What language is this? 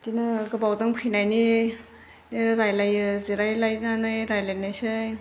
Bodo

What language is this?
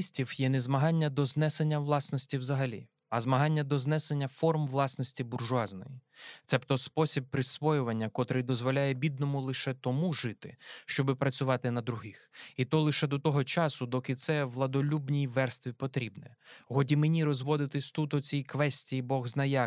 Ukrainian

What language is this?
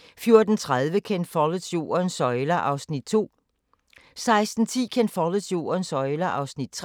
Danish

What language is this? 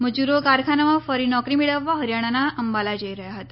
Gujarati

